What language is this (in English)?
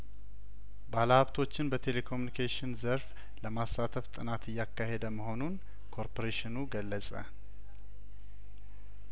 Amharic